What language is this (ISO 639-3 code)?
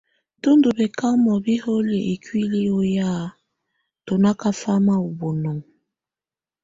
tvu